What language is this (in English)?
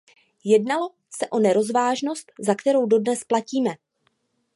Czech